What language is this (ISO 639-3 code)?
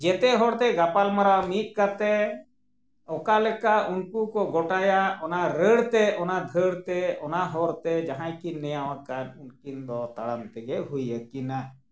sat